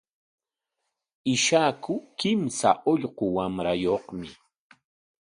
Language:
Corongo Ancash Quechua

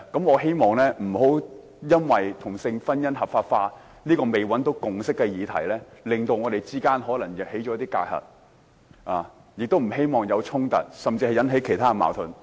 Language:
Cantonese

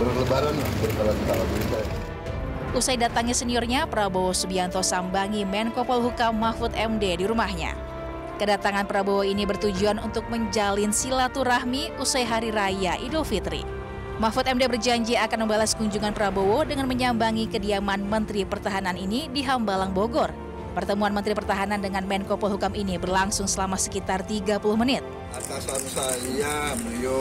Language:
Indonesian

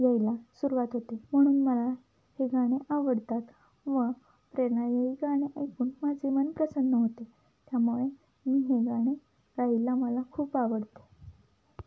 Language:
Marathi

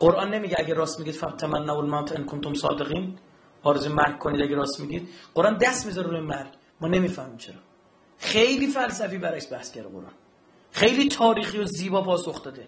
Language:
Persian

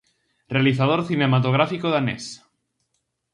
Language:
Galician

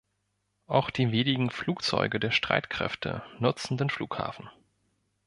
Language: German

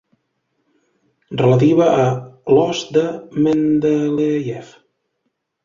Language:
Catalan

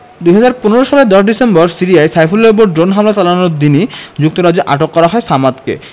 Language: Bangla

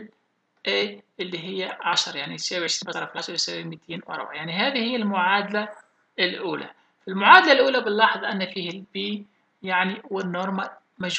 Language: Arabic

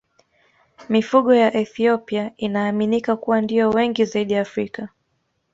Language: Swahili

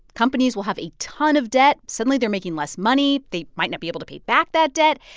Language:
English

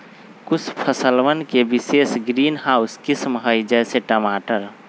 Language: Magahi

